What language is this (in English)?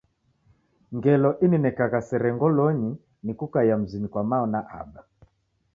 Taita